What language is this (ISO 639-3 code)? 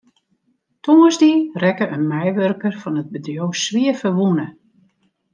fry